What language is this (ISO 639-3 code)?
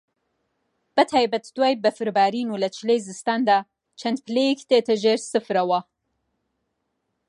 ckb